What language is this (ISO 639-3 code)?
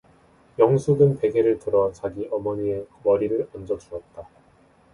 kor